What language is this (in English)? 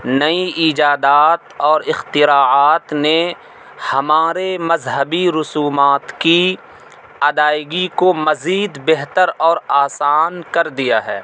Urdu